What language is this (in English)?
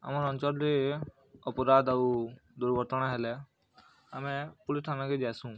Odia